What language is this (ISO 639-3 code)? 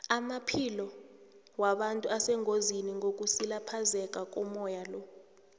nbl